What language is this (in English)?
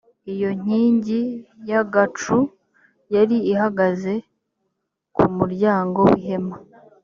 Kinyarwanda